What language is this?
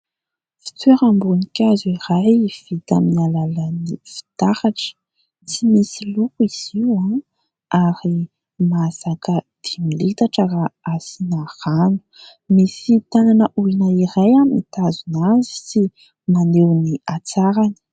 Malagasy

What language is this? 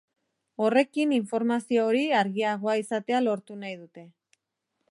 Basque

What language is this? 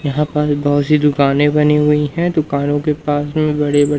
Hindi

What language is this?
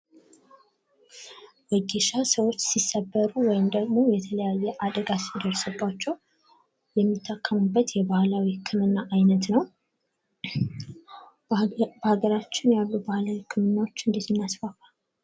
Amharic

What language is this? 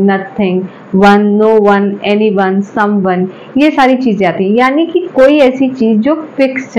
Hindi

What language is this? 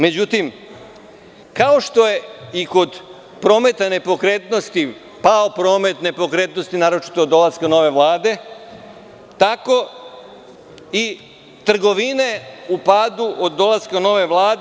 Serbian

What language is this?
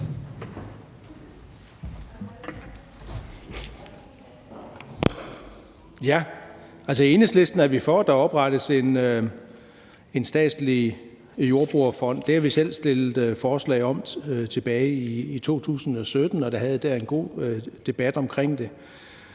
Danish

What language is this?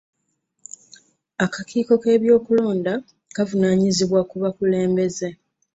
Ganda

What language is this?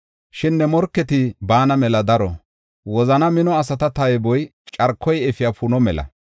Gofa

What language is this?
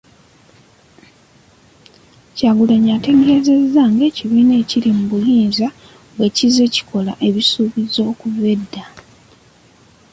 Ganda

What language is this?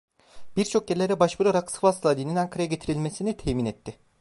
Turkish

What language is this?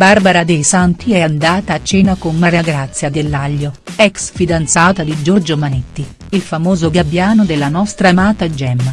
Italian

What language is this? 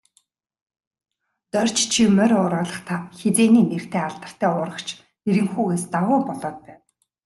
Mongolian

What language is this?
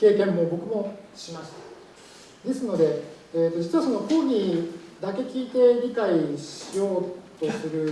Japanese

